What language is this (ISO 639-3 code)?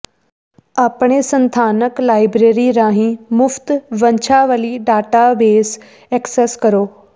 pan